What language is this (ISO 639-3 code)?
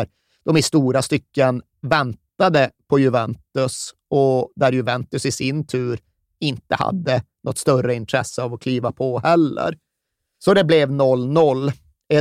swe